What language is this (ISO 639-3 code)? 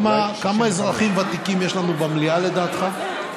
heb